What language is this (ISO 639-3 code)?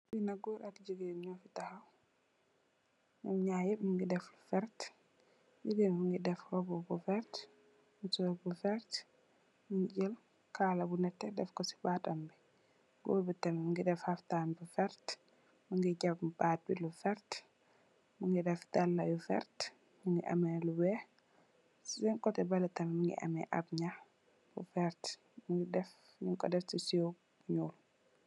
wol